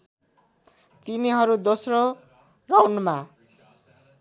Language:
Nepali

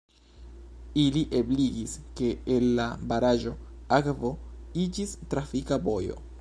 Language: Esperanto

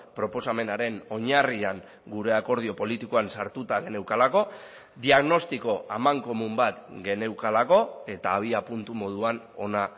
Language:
Basque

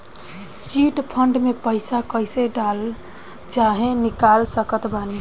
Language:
Bhojpuri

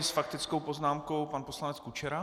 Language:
Czech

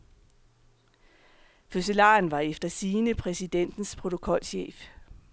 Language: Danish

